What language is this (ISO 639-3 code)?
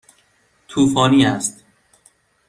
fas